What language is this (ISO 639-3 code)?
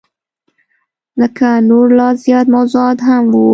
pus